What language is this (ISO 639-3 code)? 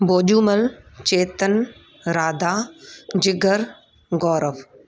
snd